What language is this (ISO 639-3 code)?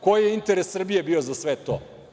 srp